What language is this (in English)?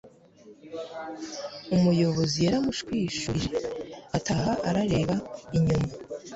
Kinyarwanda